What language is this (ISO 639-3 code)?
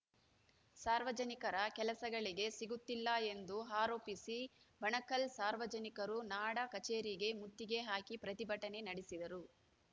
kan